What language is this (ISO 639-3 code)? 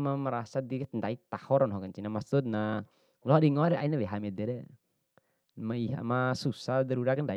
bhp